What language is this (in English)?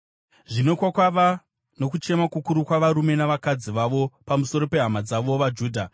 Shona